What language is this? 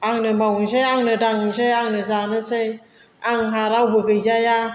Bodo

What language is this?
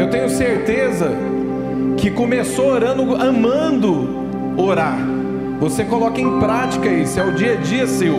Portuguese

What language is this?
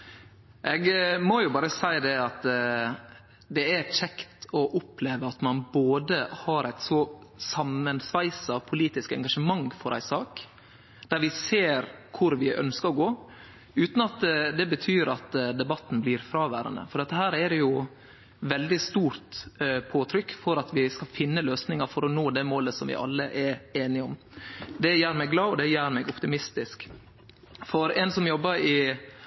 Norwegian Nynorsk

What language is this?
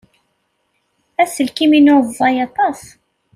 Kabyle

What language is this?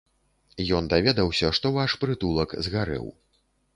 Belarusian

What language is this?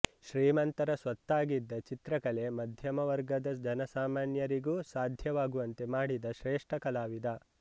Kannada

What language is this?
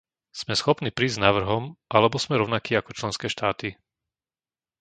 Slovak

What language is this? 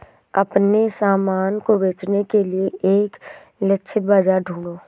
Hindi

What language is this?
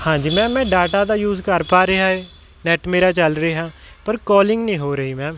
Punjabi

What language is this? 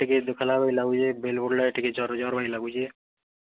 Odia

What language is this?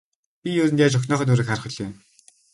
Mongolian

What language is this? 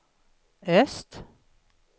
Swedish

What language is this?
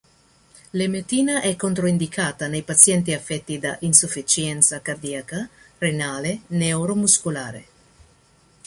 Italian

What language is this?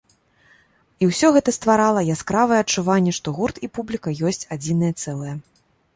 Belarusian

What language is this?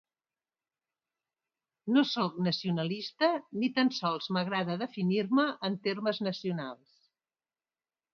Catalan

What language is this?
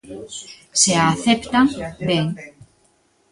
Galician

